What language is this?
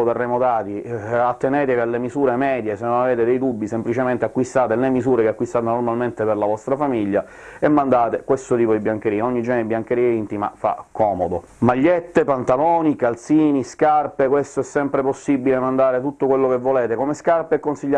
Italian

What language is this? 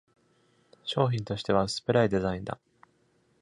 Japanese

